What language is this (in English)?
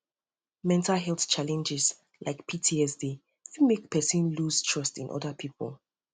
Nigerian Pidgin